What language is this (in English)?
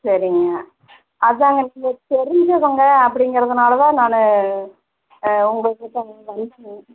Tamil